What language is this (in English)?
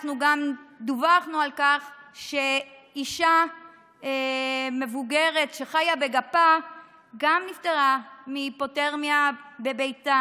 Hebrew